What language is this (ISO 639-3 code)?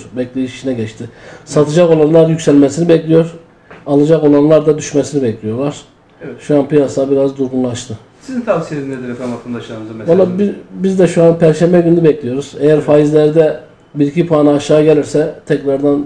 tur